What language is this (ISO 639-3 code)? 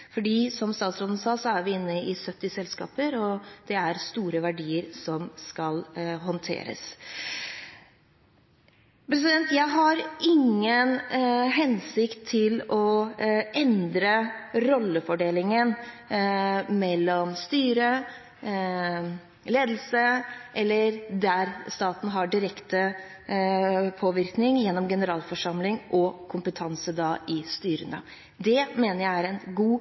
nob